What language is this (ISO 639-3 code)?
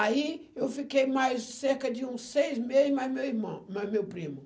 por